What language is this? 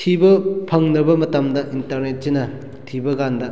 Manipuri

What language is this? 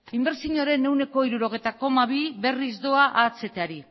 Basque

